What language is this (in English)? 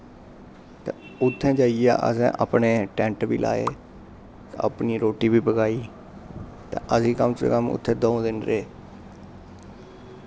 Dogri